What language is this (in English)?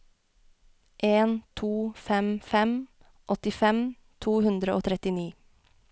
Norwegian